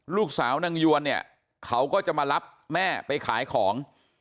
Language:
Thai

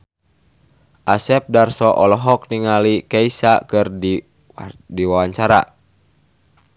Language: Sundanese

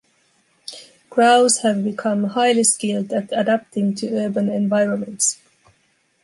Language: English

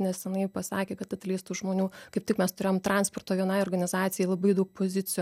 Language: Lithuanian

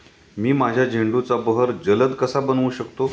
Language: Marathi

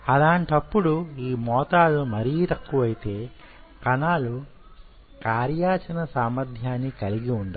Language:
Telugu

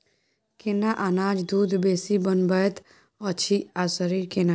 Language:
Maithili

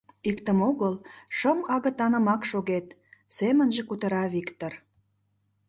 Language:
Mari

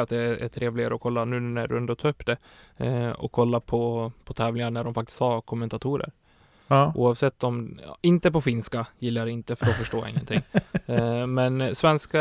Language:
Swedish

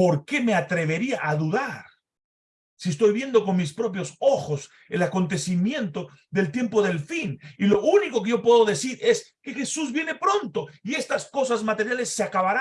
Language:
Spanish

